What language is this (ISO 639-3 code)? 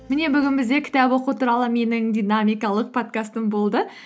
kaz